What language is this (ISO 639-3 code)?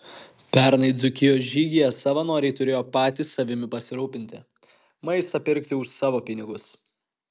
lit